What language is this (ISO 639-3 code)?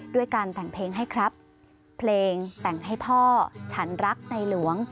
tha